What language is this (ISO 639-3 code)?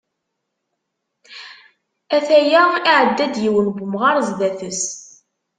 kab